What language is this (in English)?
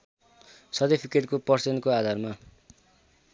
Nepali